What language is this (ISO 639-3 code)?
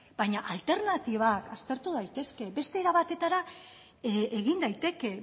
eus